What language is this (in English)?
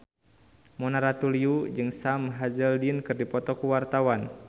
Sundanese